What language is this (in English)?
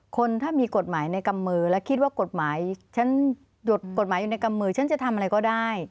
Thai